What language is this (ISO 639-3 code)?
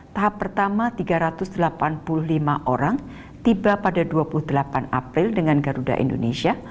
ind